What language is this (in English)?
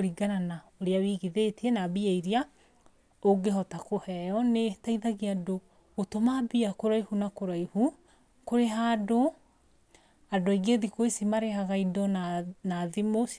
Kikuyu